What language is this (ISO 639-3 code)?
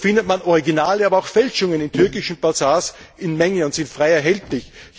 deu